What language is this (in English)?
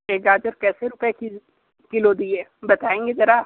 Hindi